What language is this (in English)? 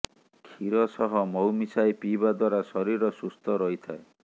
Odia